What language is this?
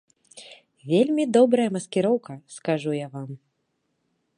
Belarusian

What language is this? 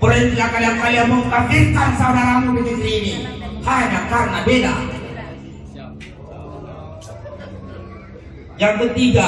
Indonesian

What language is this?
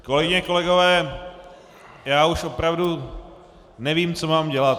Czech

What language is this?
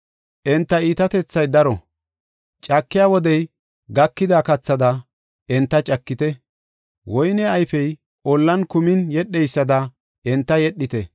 Gofa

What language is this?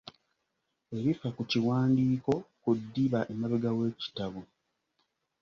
Ganda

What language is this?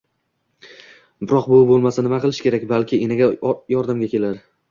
Uzbek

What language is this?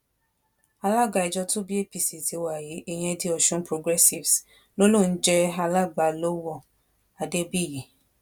Yoruba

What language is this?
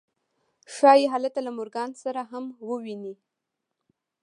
Pashto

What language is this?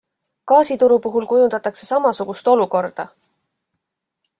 Estonian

